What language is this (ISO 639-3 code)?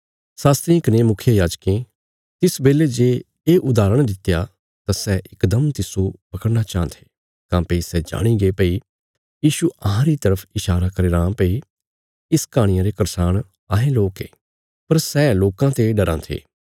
kfs